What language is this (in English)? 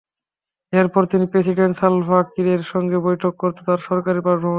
Bangla